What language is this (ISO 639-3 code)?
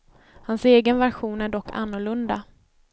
swe